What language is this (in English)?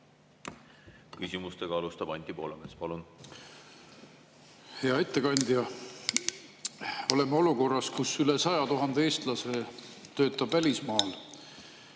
Estonian